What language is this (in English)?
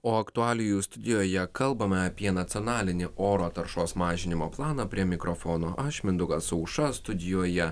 Lithuanian